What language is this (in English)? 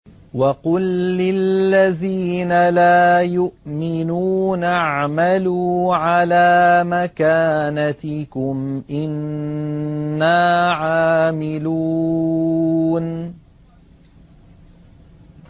Arabic